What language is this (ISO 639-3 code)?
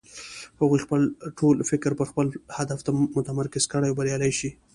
pus